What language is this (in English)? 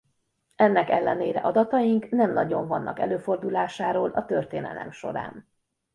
Hungarian